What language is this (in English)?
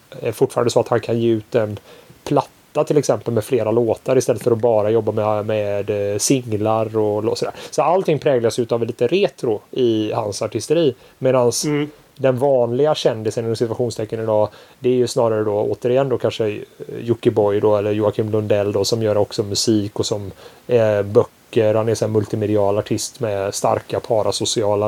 Swedish